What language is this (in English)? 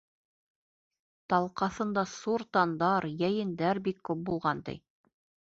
Bashkir